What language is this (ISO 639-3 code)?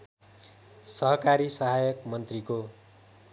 nep